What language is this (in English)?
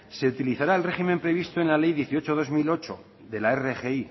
Spanish